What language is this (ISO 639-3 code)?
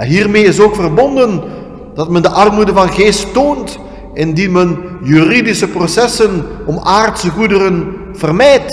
nld